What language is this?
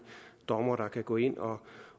Danish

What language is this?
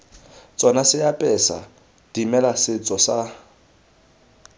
Tswana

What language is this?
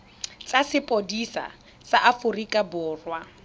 Tswana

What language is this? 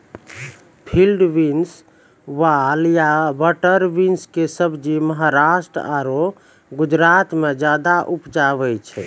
Maithili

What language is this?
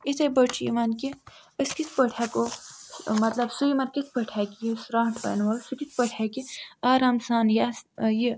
Kashmiri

